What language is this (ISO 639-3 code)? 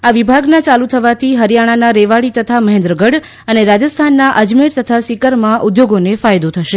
guj